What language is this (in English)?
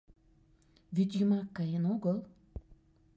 Mari